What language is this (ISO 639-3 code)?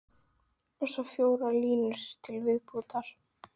isl